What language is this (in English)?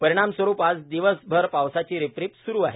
Marathi